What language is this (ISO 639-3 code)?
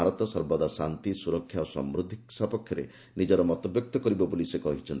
ori